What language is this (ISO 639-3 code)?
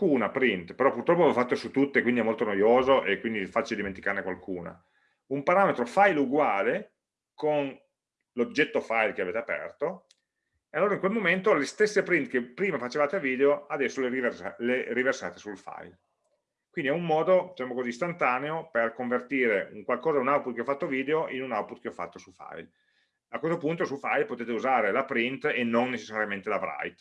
ita